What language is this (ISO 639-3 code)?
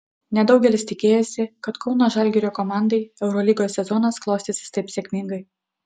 lit